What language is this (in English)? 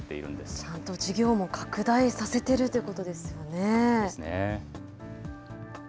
Japanese